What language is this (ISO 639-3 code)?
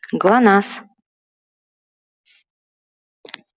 rus